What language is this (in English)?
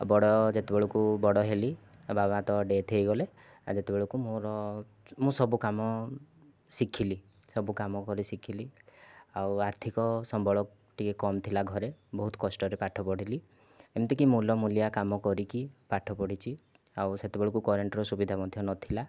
Odia